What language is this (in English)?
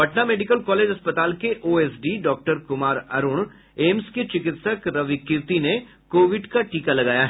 Hindi